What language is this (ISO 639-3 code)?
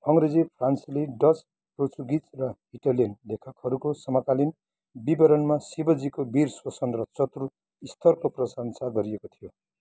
nep